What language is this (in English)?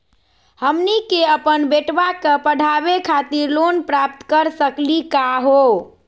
Magahi